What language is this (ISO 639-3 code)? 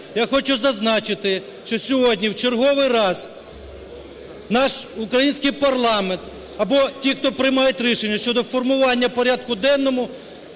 ukr